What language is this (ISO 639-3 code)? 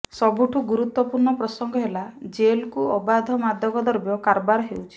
ori